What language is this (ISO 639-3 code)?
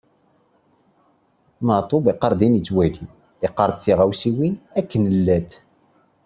kab